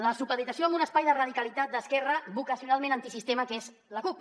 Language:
Catalan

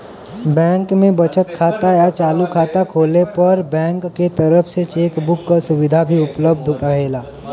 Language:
Bhojpuri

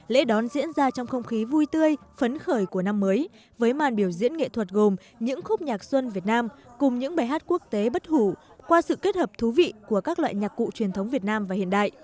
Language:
Vietnamese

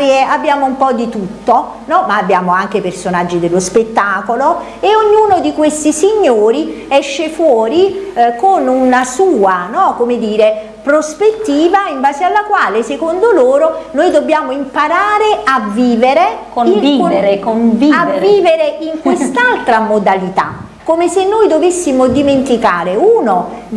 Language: Italian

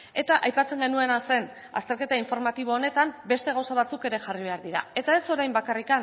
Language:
Basque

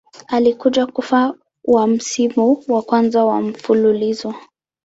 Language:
Swahili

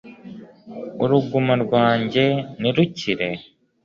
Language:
Kinyarwanda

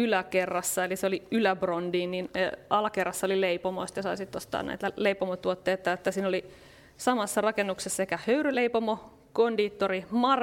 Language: Finnish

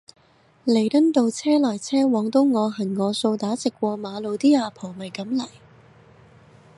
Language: Cantonese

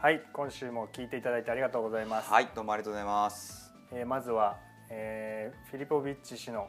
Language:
Japanese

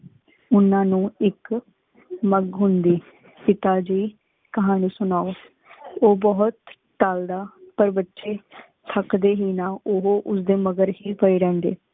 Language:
Punjabi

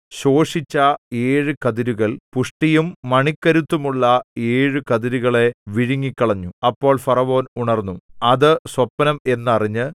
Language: Malayalam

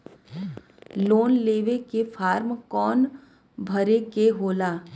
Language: Bhojpuri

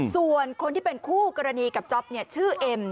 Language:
Thai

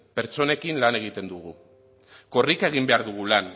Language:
Basque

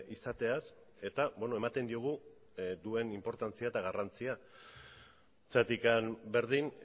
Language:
Basque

